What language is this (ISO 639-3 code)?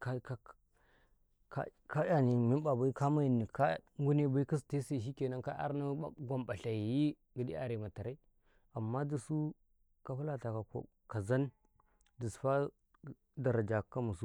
kai